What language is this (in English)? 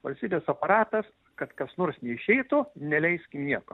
Lithuanian